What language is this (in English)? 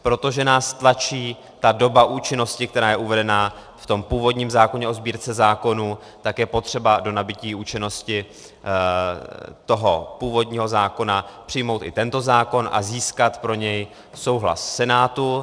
Czech